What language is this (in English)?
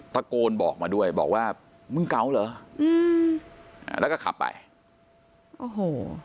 Thai